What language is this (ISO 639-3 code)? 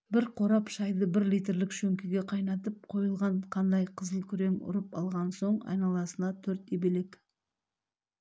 kaz